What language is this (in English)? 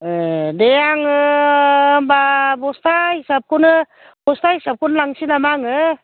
Bodo